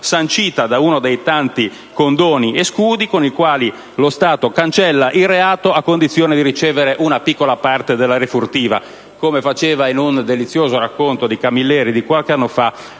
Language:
Italian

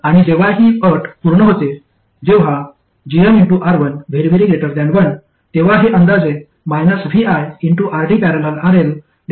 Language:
Marathi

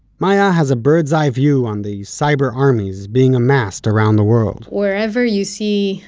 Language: English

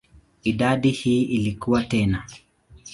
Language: Swahili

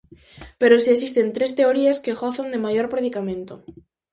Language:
Galician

